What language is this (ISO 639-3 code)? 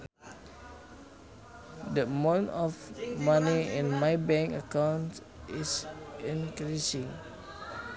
sun